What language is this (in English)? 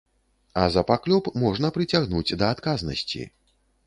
Belarusian